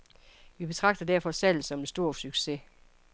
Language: Danish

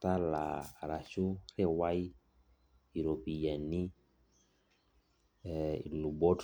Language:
Masai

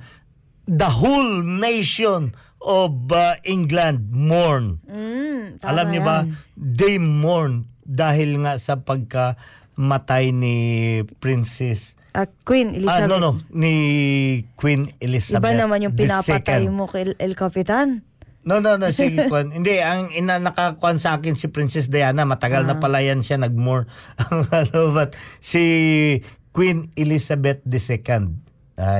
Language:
Filipino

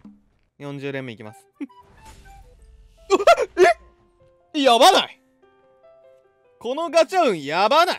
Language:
Japanese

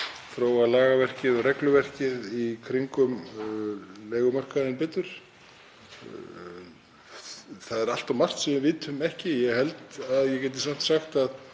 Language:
Icelandic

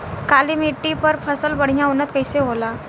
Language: Bhojpuri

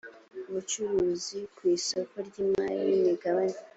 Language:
Kinyarwanda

